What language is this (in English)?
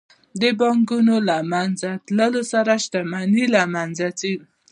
Pashto